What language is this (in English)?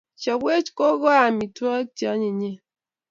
Kalenjin